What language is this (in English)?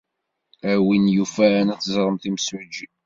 Kabyle